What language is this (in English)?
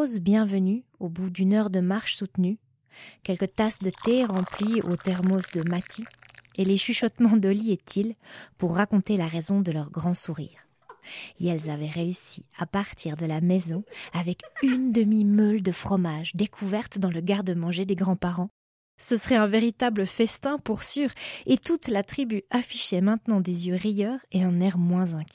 French